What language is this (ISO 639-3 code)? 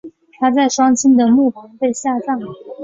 zho